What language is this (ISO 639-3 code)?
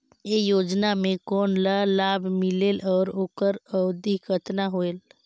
hne